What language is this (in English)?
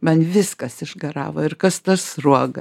Lithuanian